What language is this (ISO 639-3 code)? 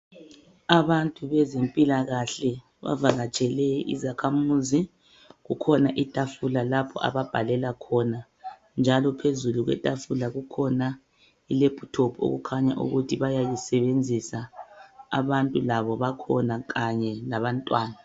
nde